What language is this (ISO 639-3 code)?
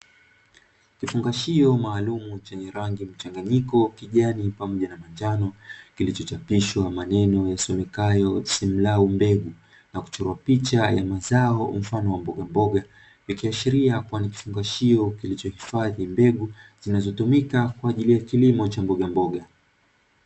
swa